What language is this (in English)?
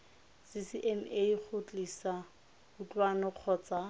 Tswana